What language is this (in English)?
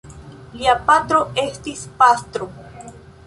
Esperanto